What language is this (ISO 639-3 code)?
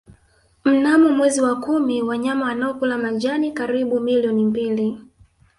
swa